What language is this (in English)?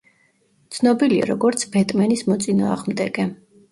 Georgian